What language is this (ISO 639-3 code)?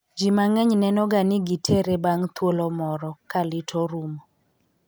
luo